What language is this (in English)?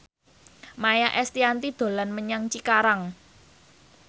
Javanese